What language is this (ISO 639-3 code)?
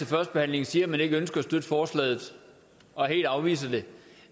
dan